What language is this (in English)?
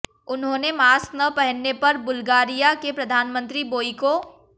Hindi